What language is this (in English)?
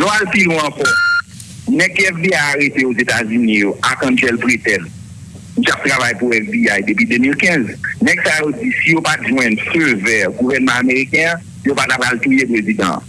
French